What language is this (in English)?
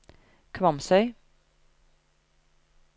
Norwegian